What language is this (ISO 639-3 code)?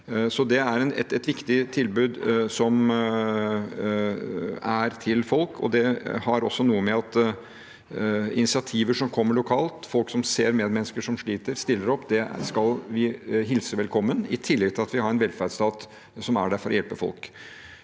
nor